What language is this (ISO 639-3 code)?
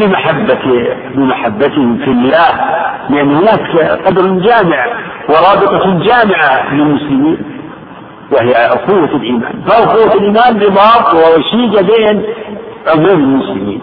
ara